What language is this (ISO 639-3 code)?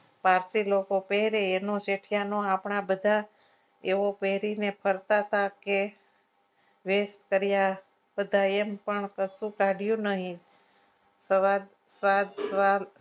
guj